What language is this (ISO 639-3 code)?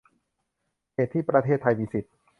tha